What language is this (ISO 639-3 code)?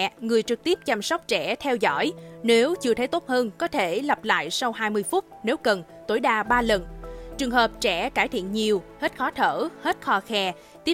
vie